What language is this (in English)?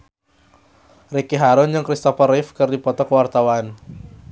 Sundanese